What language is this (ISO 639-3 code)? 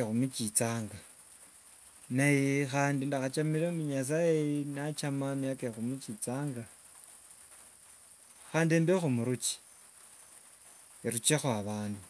lwg